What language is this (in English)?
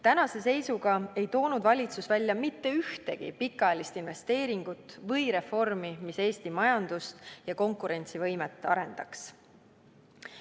Estonian